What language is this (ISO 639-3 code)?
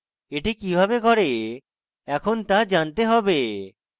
ben